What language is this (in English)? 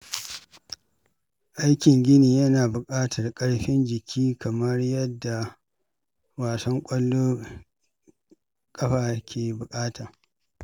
Hausa